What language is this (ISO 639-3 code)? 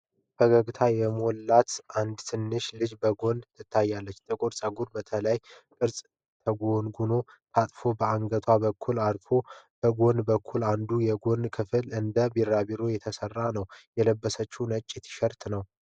amh